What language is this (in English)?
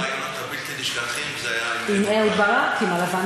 Hebrew